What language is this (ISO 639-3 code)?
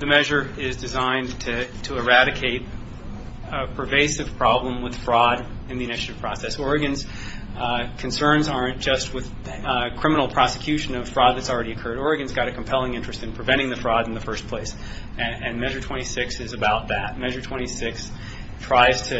eng